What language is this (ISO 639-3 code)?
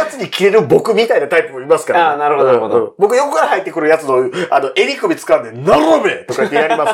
jpn